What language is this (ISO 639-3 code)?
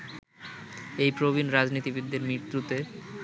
ben